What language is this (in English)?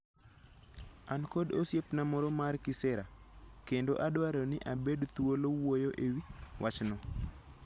Luo (Kenya and Tanzania)